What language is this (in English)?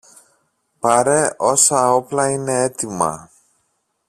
Greek